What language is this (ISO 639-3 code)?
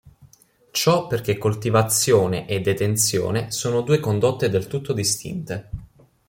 ita